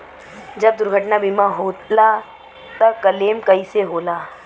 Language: Bhojpuri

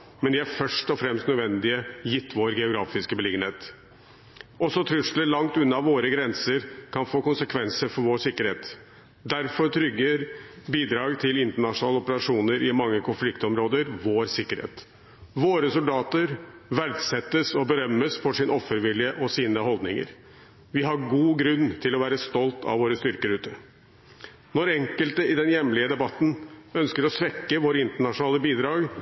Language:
Norwegian Bokmål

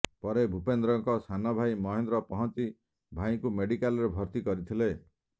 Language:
Odia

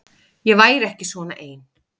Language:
Icelandic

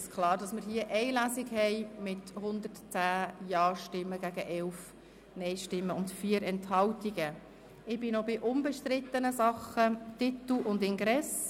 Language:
Swiss German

